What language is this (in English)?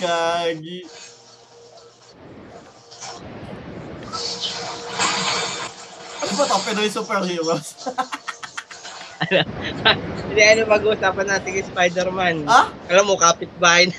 Filipino